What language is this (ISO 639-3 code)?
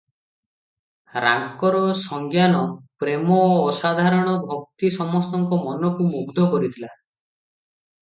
ori